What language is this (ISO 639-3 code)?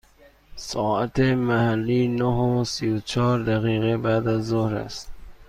fas